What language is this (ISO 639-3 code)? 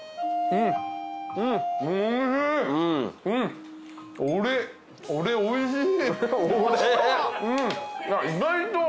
jpn